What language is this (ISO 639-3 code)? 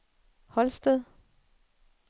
dan